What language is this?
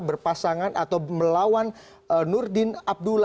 Indonesian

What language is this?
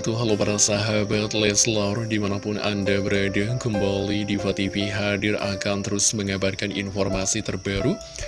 Indonesian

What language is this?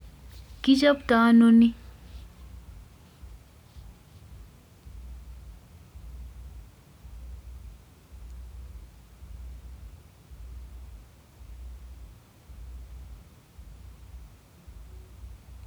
Kalenjin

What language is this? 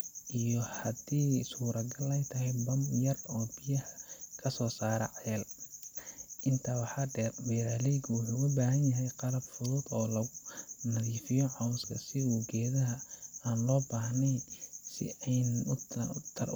Somali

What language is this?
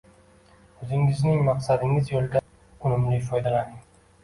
Uzbek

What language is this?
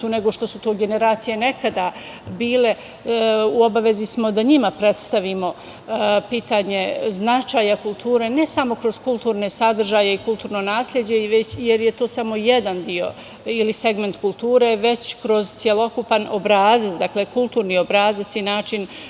Serbian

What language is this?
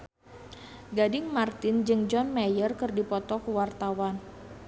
Sundanese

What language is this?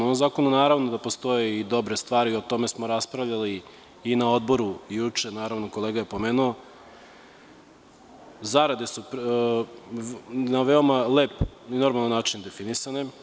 Serbian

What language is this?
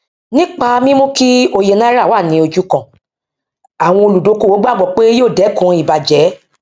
Yoruba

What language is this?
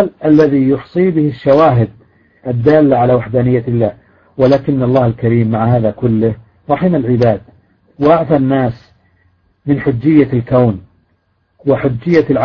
Arabic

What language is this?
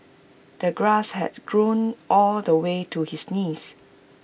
English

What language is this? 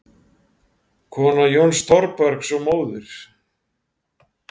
Icelandic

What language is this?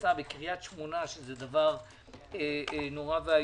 Hebrew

